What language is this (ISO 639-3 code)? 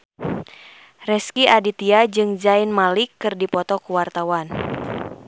sun